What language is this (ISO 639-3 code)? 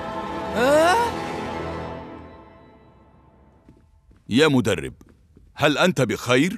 ara